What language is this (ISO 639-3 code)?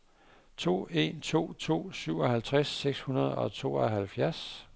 dan